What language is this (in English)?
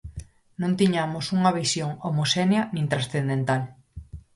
Galician